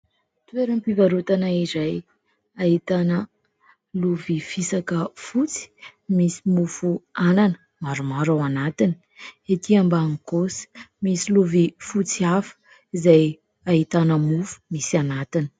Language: Malagasy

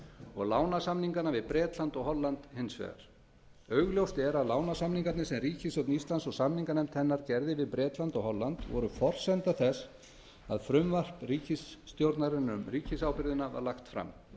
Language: Icelandic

